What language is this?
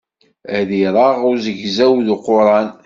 Kabyle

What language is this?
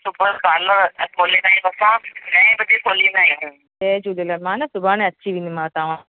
Sindhi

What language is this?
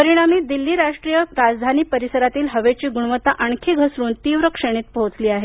Marathi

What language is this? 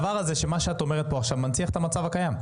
Hebrew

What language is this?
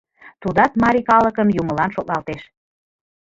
Mari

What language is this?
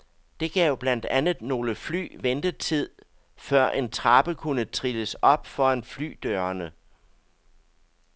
Danish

